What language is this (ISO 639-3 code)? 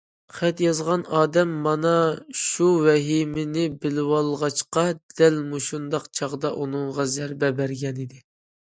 uig